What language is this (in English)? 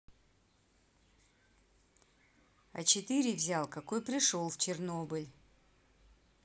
Russian